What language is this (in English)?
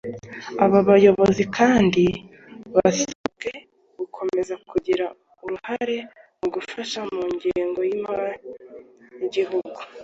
Kinyarwanda